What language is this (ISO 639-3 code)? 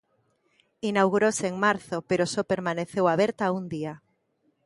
glg